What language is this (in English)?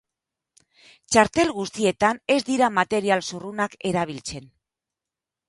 Basque